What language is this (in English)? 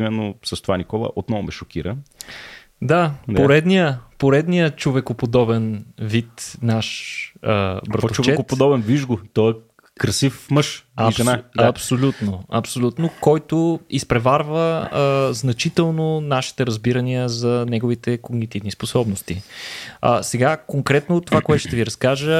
Bulgarian